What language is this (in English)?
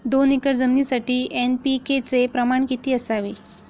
Marathi